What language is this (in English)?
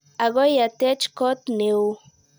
Kalenjin